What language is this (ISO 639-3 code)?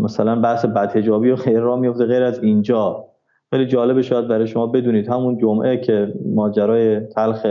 fas